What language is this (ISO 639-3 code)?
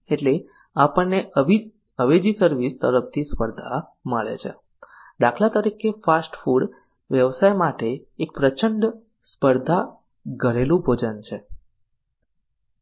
guj